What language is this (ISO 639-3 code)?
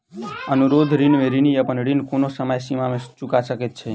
mai